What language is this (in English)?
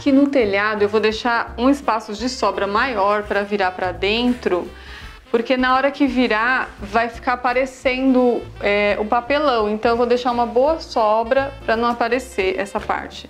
Portuguese